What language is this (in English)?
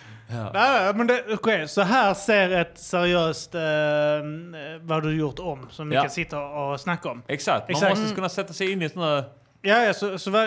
Swedish